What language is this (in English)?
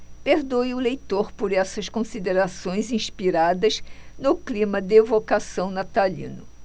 Portuguese